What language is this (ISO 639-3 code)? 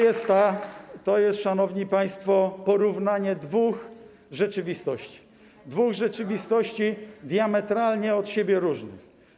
pol